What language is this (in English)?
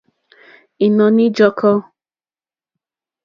Mokpwe